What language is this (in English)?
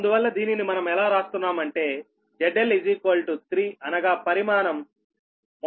Telugu